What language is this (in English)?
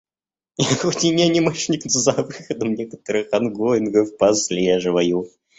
Russian